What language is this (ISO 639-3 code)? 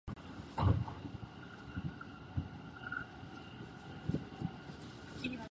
jpn